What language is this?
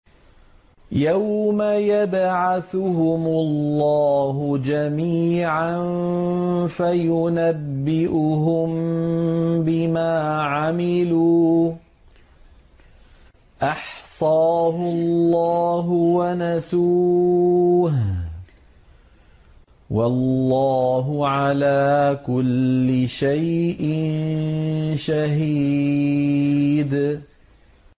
Arabic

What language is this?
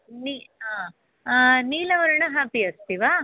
Sanskrit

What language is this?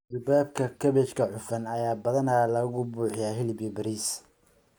Somali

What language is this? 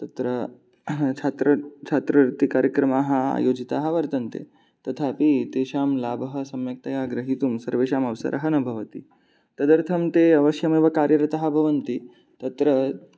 Sanskrit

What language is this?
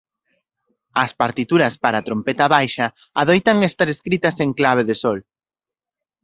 Galician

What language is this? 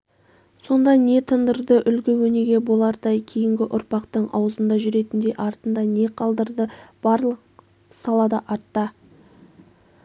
Kazakh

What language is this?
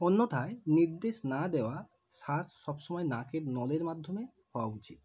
Bangla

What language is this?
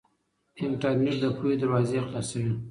Pashto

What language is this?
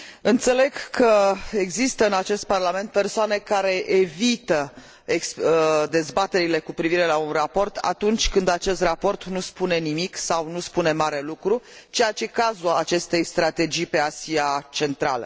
Romanian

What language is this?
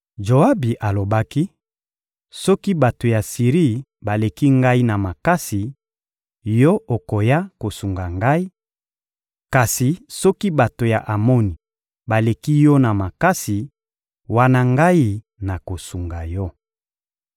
Lingala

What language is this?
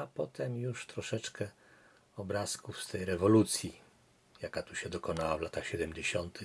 Polish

